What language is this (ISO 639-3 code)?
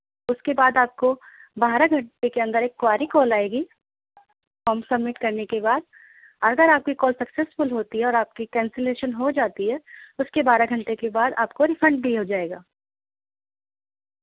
urd